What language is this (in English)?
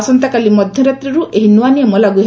Odia